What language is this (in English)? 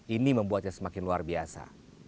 Indonesian